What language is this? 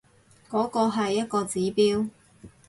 Cantonese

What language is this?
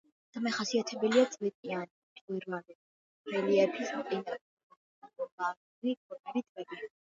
Georgian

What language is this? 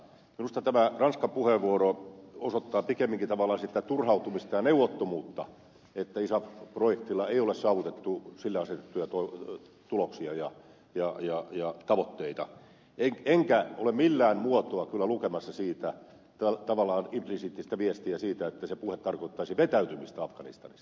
Finnish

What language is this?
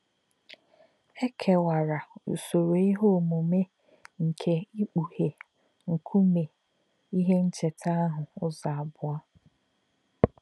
Igbo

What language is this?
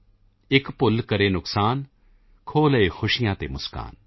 Punjabi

